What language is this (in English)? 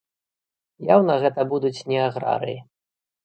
Belarusian